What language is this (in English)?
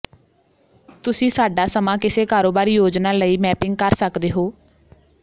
Punjabi